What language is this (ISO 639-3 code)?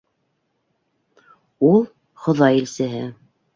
bak